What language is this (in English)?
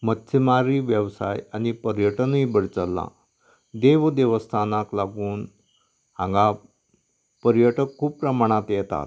Konkani